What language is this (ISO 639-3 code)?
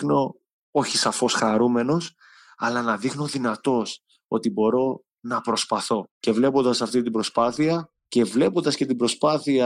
ell